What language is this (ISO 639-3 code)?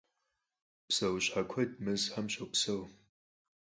kbd